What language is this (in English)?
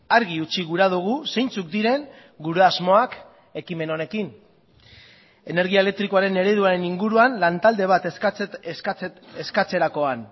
Basque